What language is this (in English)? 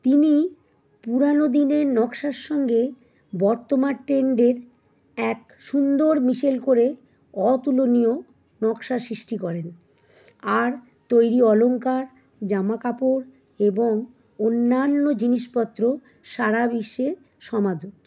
Bangla